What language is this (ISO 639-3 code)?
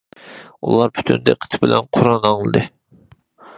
uig